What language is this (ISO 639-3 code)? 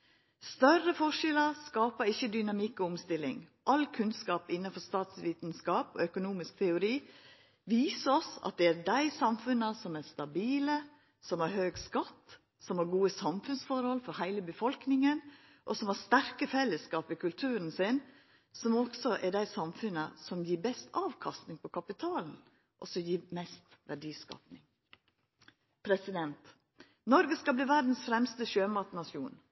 nno